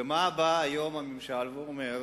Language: Hebrew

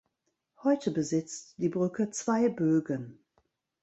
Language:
German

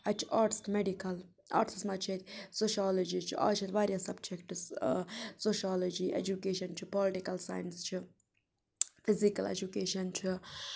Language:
Kashmiri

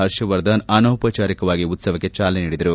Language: Kannada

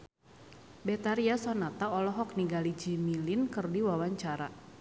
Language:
Sundanese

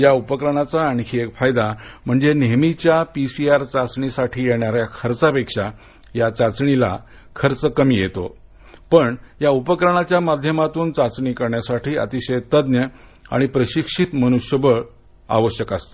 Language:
Marathi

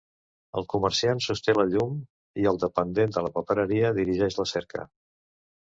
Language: Catalan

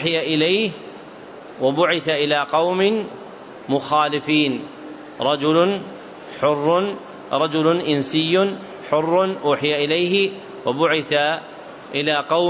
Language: Arabic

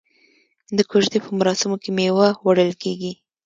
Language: Pashto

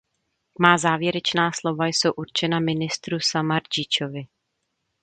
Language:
Czech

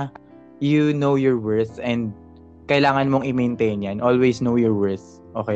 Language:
Filipino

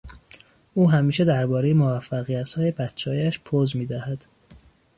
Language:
Persian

